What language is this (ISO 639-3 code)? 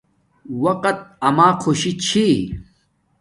dmk